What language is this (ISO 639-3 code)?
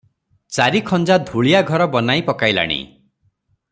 ori